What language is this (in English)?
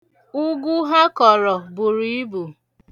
Igbo